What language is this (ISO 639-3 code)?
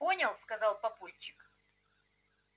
rus